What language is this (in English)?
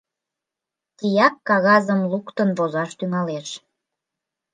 Mari